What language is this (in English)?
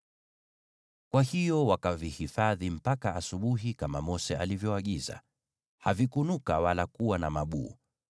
Swahili